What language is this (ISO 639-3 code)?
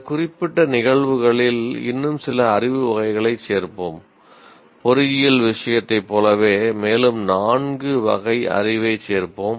tam